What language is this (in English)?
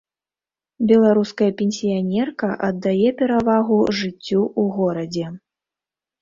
Belarusian